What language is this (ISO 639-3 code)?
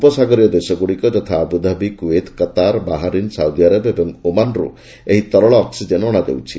ori